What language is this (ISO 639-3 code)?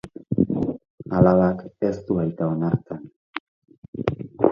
eus